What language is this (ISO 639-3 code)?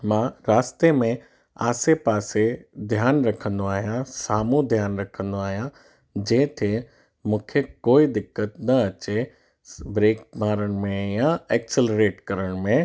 snd